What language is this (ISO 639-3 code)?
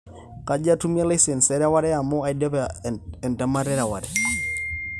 mas